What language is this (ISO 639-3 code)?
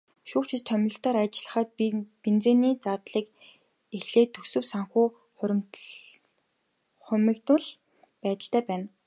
mon